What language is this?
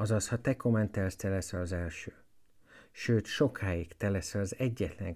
Hungarian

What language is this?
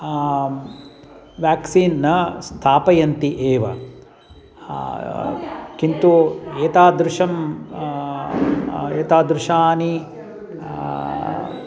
Sanskrit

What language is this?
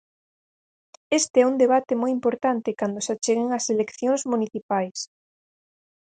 Galician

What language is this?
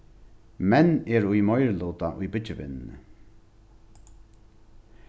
Faroese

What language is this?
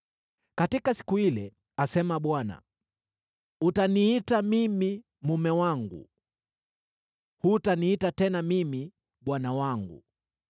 Swahili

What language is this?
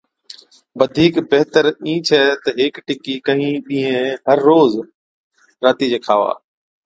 Od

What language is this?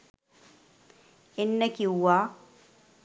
Sinhala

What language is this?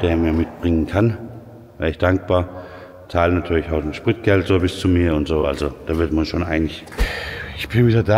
German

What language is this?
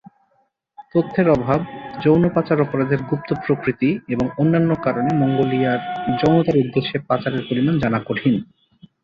Bangla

